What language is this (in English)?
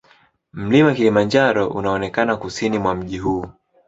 Swahili